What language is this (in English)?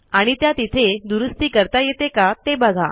Marathi